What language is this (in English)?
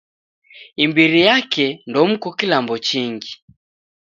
Taita